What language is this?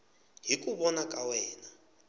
Tsonga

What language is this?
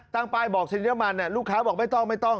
Thai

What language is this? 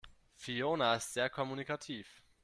German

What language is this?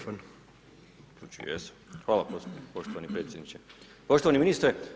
Croatian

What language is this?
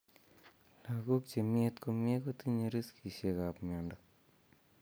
Kalenjin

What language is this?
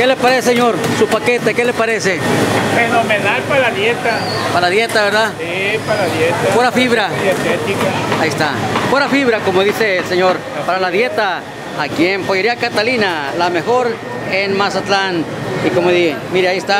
Spanish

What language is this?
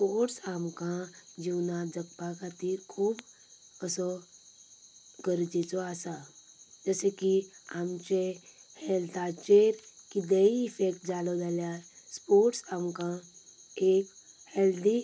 Konkani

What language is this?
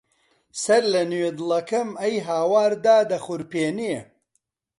Central Kurdish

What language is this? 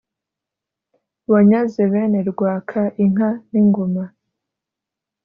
Kinyarwanda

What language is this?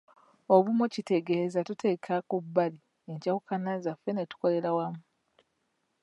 Ganda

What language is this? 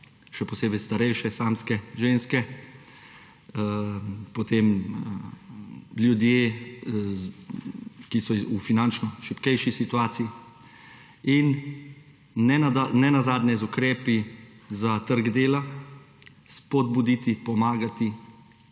Slovenian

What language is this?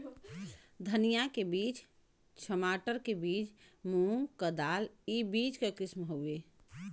Bhojpuri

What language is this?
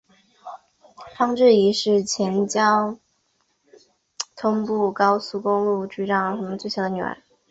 Chinese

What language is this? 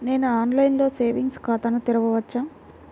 Telugu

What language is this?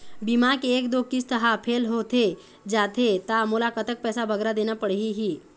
Chhattisgarhi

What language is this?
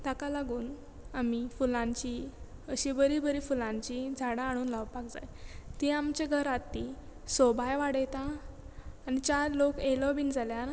Konkani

